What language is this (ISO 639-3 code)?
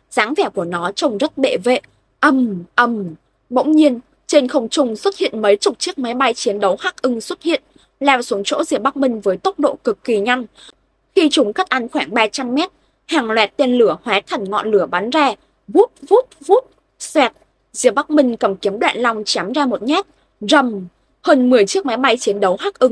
vie